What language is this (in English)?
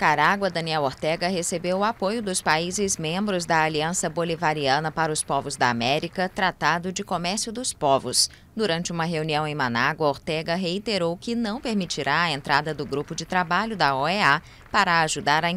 Portuguese